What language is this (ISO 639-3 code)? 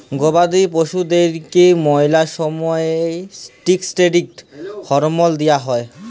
ben